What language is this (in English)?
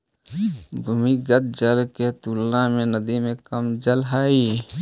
Magahi